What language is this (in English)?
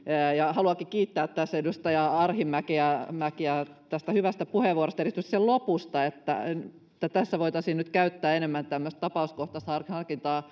Finnish